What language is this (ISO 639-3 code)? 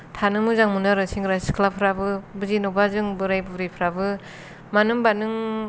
brx